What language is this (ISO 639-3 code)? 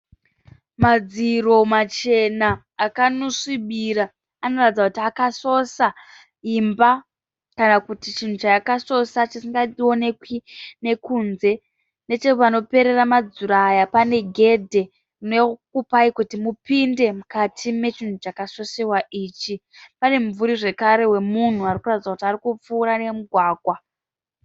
sna